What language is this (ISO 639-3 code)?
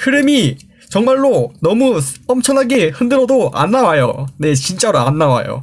kor